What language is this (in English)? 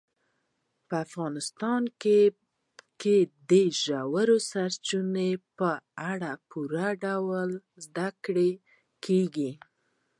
Pashto